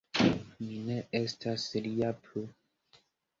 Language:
Esperanto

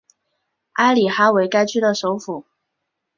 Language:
Chinese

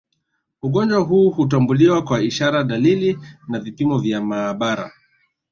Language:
Swahili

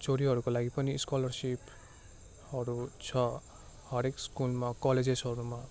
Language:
Nepali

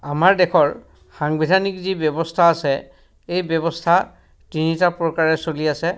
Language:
Assamese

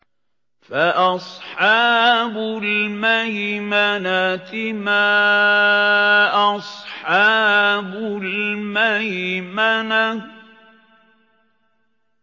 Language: Arabic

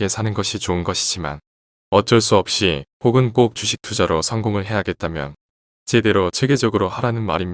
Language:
Korean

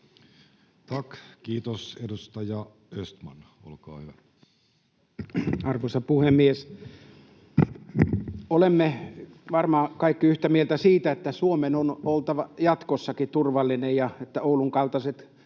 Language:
Finnish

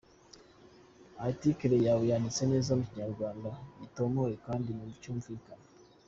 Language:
Kinyarwanda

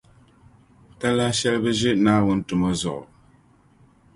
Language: Dagbani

